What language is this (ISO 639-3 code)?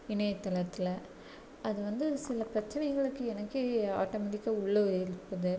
tam